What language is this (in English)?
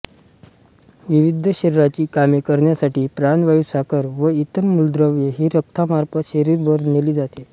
Marathi